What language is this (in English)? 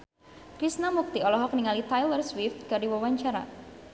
Sundanese